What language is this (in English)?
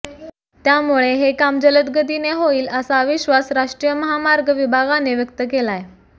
Marathi